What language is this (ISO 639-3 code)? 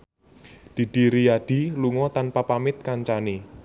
jav